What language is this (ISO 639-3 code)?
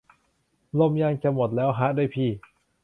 tha